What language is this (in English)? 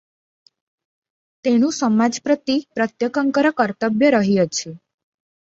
Odia